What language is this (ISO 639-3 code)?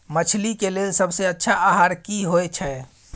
mai